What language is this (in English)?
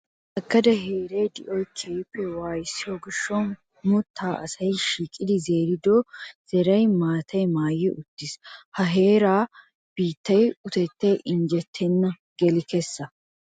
Wolaytta